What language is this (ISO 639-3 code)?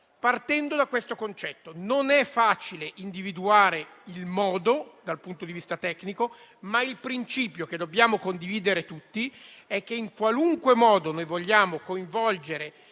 ita